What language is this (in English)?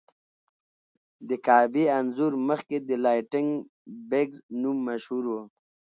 Pashto